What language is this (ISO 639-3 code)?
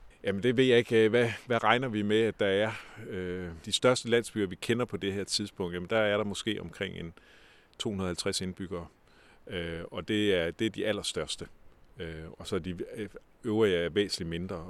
dan